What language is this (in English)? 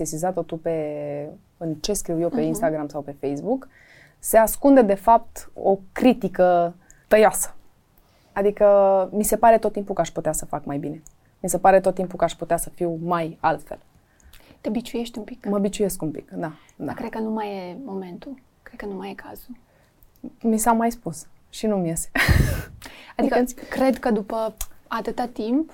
Romanian